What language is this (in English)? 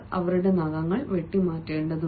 Malayalam